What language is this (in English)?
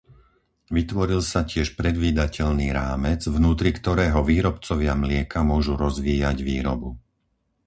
Slovak